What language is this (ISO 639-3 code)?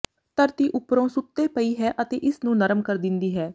pan